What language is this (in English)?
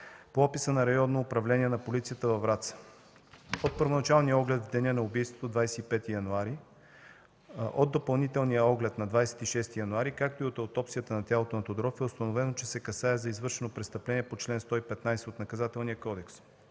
Bulgarian